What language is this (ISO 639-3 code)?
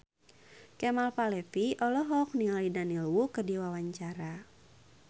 sun